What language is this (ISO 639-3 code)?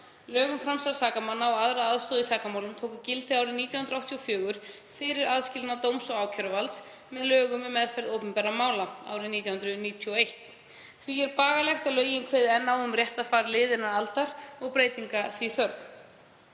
isl